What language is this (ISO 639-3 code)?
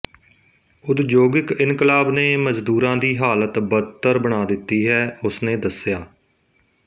pan